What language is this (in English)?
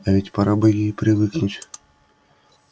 Russian